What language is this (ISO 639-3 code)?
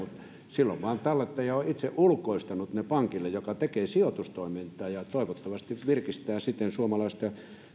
fin